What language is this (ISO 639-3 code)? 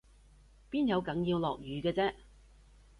yue